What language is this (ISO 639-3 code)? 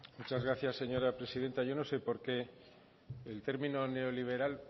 spa